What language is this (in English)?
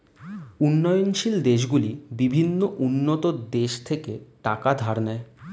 Bangla